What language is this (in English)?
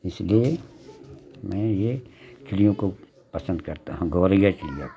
Hindi